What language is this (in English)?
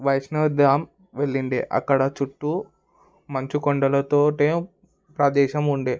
Telugu